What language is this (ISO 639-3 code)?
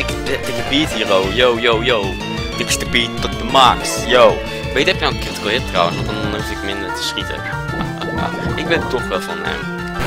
nld